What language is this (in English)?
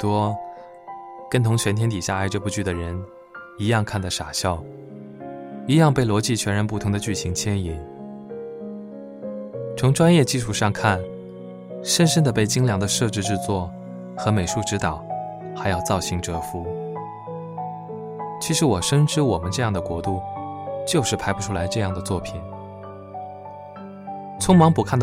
Chinese